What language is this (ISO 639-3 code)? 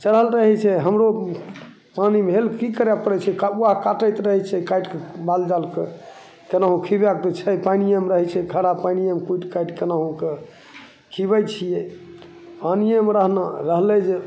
mai